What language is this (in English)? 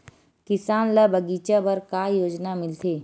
Chhattisgarhi